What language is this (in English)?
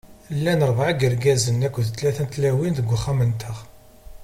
Kabyle